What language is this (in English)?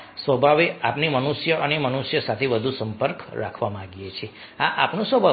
Gujarati